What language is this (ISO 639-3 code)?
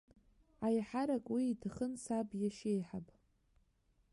abk